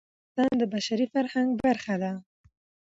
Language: Pashto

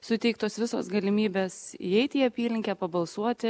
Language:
Lithuanian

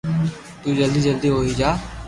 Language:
Loarki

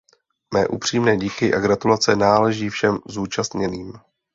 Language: Czech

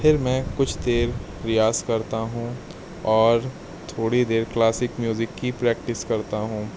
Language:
Urdu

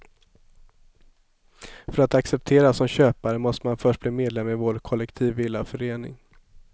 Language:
Swedish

